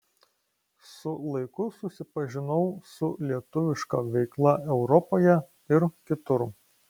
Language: Lithuanian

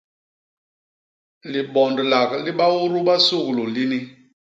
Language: Basaa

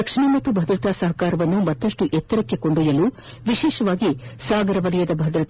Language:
Kannada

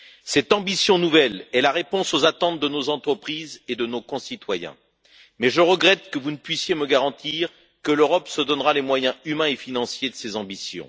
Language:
French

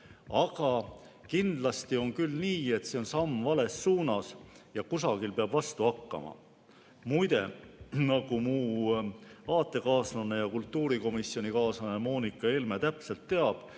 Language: Estonian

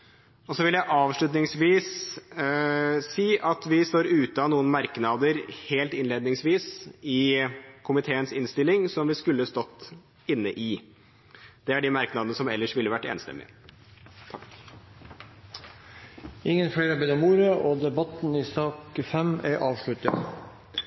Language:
Norwegian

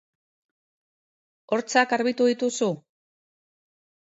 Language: Basque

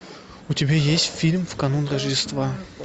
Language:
Russian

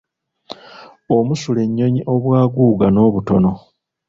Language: Ganda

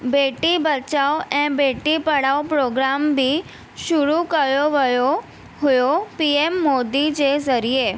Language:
Sindhi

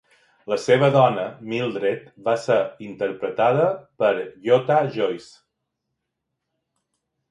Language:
Catalan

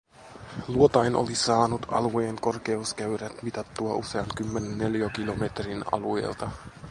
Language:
Finnish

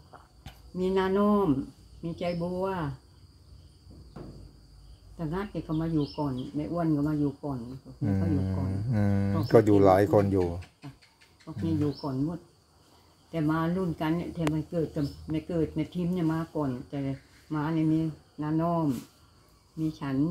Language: Thai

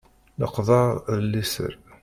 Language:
Kabyle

